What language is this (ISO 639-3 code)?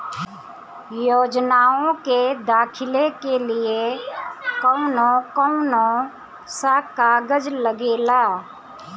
bho